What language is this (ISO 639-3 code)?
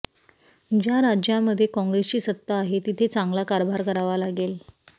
mar